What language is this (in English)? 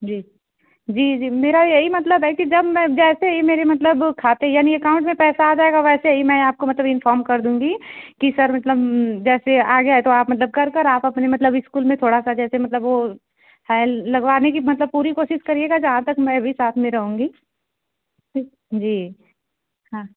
Hindi